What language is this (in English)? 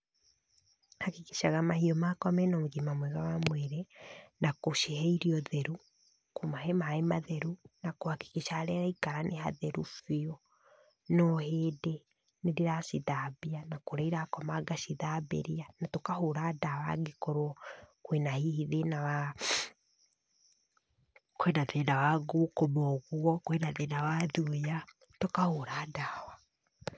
Kikuyu